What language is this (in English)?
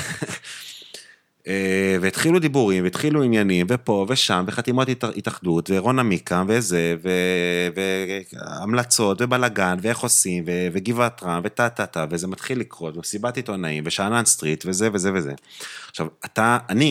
Hebrew